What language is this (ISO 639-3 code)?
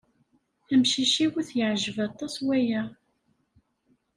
kab